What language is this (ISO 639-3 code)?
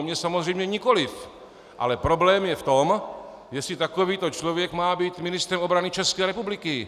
ces